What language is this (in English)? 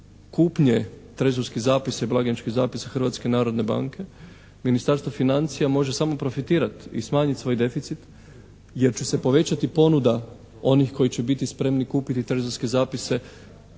Croatian